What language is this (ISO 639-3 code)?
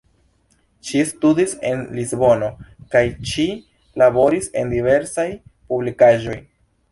epo